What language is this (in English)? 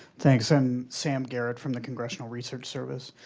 English